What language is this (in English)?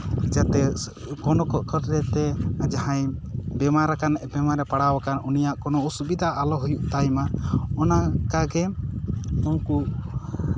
Santali